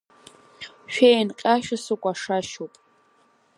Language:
Abkhazian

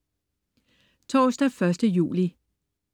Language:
Danish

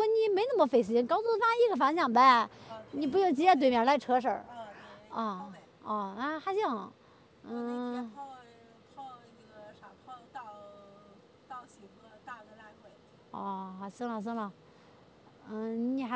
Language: Chinese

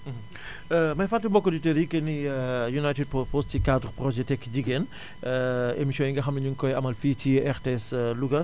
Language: Wolof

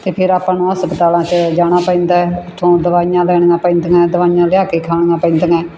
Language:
Punjabi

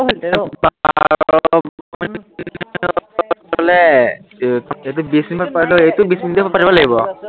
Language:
Assamese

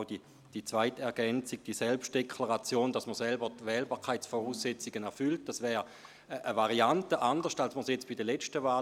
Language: Swiss German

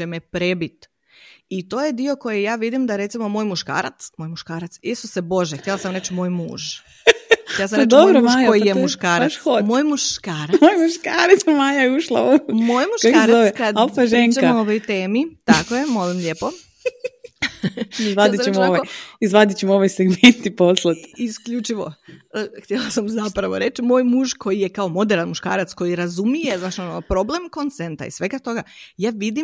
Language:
Croatian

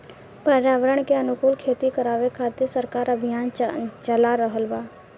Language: Bhojpuri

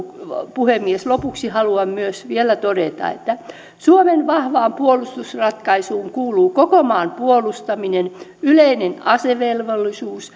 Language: Finnish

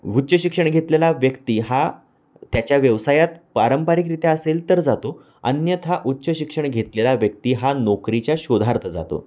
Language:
Marathi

